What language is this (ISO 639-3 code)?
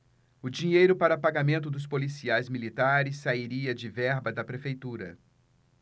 por